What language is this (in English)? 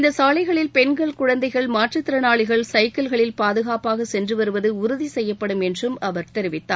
Tamil